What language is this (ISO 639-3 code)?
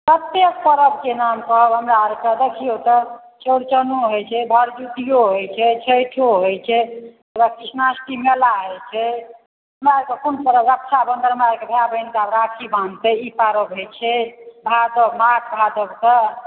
mai